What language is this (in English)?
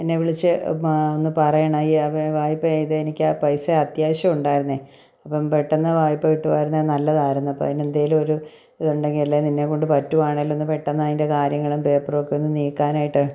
Malayalam